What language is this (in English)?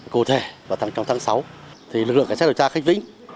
Vietnamese